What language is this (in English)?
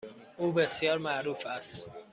Persian